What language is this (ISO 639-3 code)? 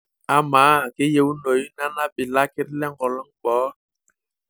mas